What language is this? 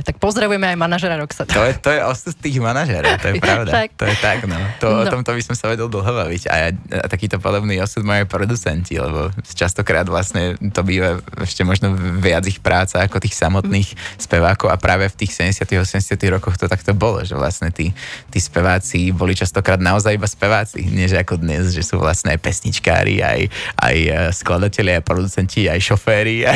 Slovak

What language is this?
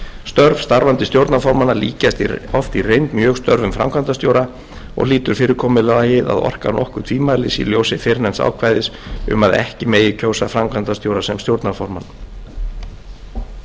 Icelandic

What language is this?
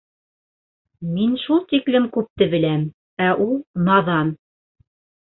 Bashkir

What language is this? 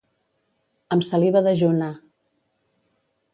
Catalan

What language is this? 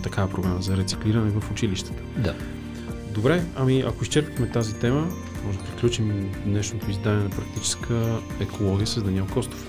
Bulgarian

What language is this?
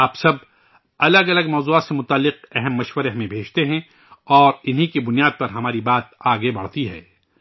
Urdu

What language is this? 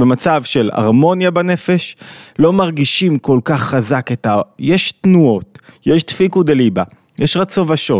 Hebrew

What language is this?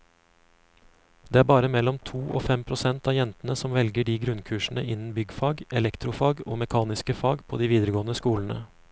Norwegian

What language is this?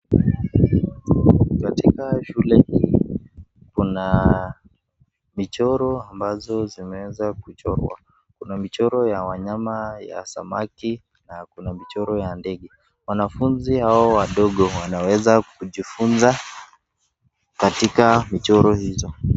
Swahili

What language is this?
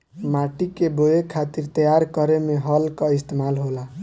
Bhojpuri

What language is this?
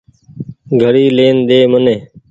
Goaria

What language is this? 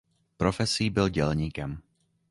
Czech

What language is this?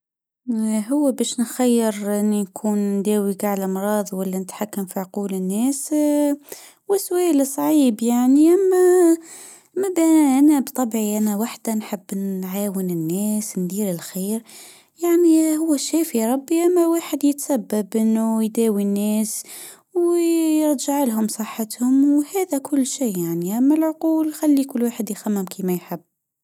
Tunisian Arabic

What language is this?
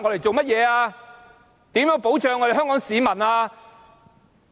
Cantonese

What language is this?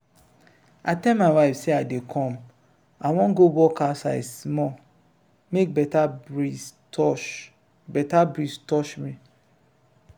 Nigerian Pidgin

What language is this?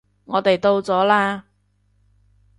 Cantonese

